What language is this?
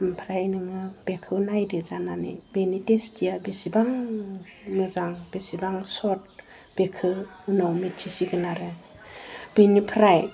Bodo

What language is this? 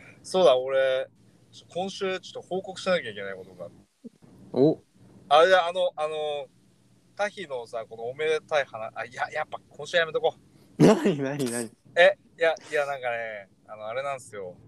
Japanese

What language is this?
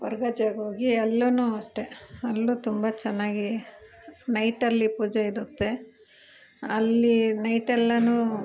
Kannada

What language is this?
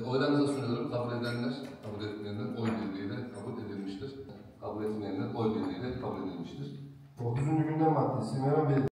Turkish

